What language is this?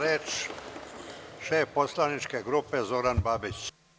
Serbian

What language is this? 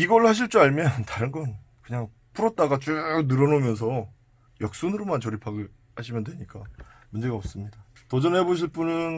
Korean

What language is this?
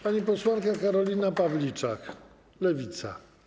Polish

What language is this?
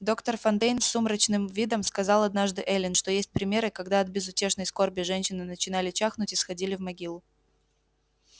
Russian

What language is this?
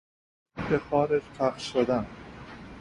Persian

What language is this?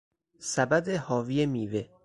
Persian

